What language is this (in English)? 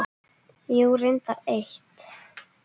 Icelandic